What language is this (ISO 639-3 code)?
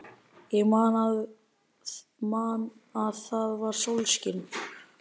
isl